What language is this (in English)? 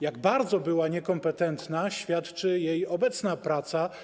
Polish